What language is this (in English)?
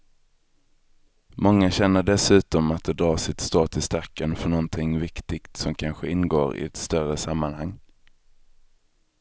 Swedish